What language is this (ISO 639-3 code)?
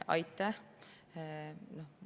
est